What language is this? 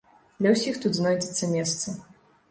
Belarusian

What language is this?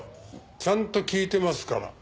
Japanese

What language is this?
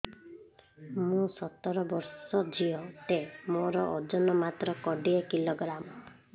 Odia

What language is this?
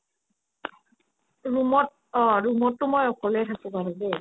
Assamese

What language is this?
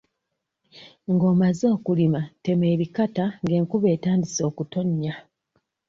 Ganda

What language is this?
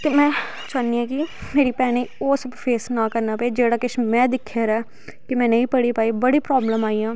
Dogri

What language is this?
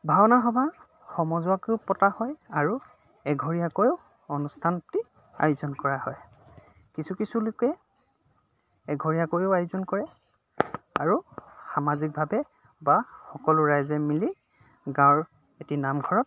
Assamese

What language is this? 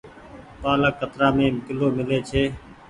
Goaria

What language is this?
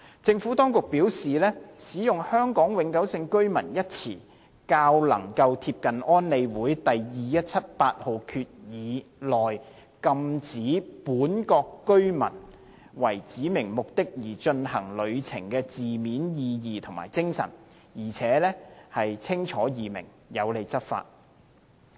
Cantonese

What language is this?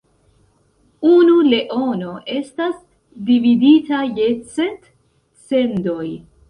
Esperanto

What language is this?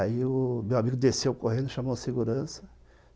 Portuguese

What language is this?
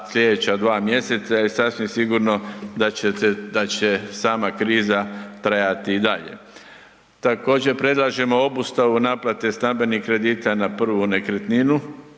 Croatian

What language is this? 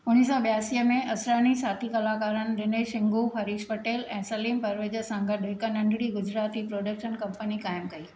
Sindhi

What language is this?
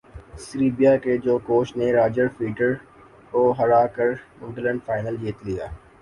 Urdu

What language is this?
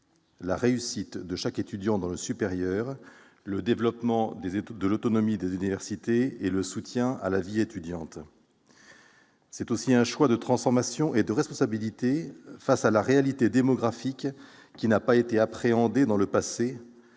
French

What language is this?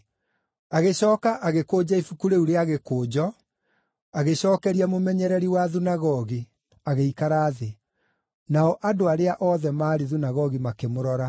Kikuyu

